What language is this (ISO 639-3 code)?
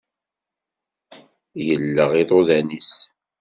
kab